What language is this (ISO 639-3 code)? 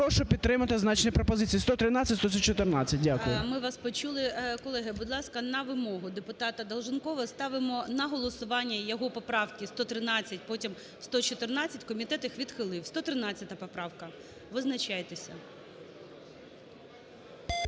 ukr